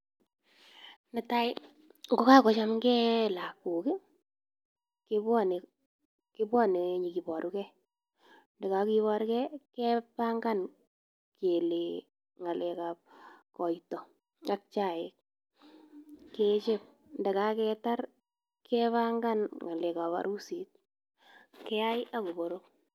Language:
Kalenjin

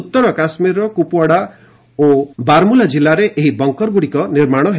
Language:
Odia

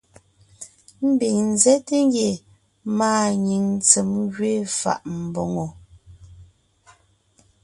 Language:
Ngiemboon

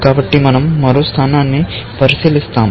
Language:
Telugu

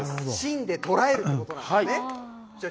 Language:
Japanese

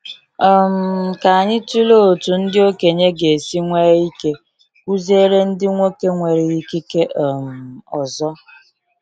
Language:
Igbo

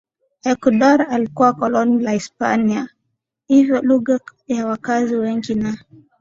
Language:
Swahili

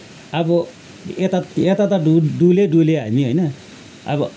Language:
Nepali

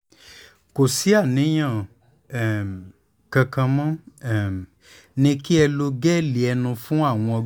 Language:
Yoruba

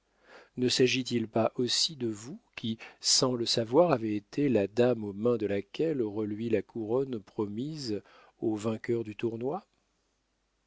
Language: French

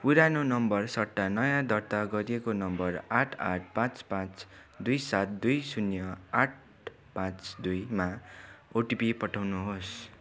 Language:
Nepali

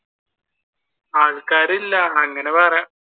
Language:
Malayalam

